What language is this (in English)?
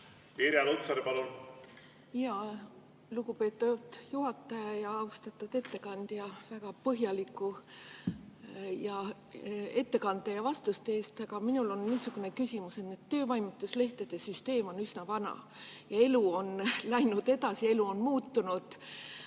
Estonian